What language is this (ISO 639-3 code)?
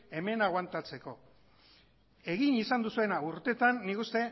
eus